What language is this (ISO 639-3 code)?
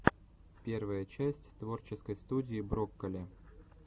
rus